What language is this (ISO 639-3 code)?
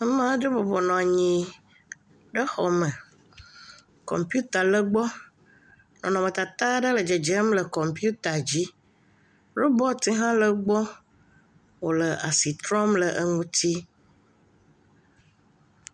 ewe